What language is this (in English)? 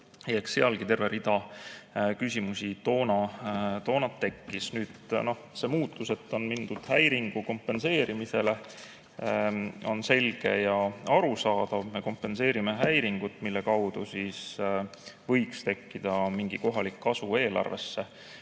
Estonian